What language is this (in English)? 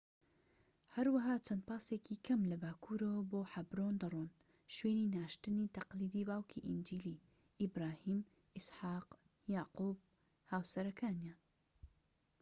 Central Kurdish